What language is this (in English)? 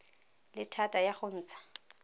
Tswana